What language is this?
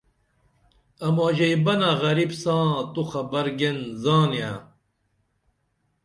Dameli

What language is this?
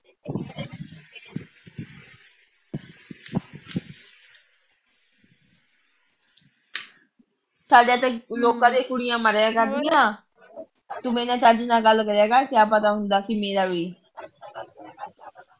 Punjabi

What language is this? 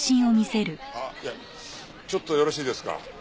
Japanese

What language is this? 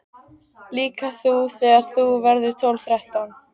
Icelandic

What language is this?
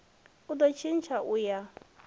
Venda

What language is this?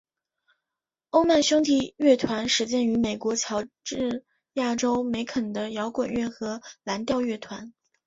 Chinese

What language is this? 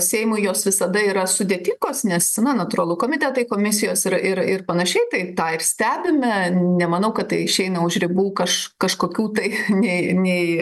Lithuanian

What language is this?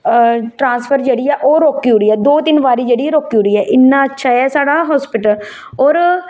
Dogri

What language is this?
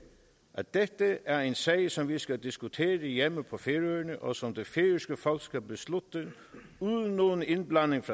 Danish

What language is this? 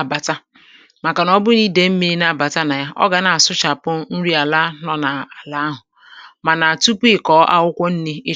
Igbo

